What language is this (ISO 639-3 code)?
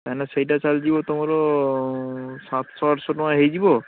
ori